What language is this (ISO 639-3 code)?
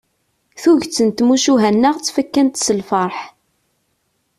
kab